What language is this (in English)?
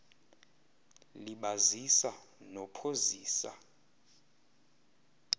Xhosa